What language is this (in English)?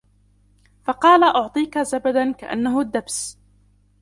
Arabic